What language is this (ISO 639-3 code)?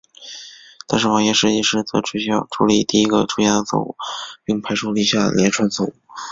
zho